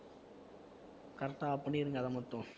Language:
Tamil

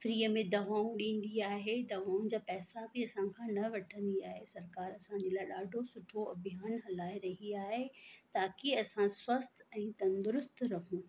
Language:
Sindhi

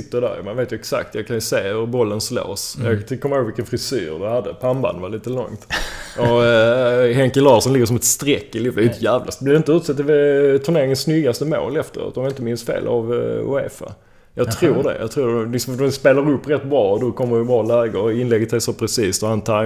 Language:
Swedish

